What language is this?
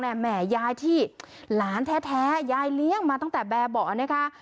Thai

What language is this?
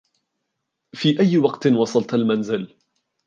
Arabic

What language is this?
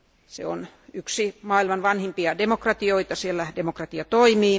Finnish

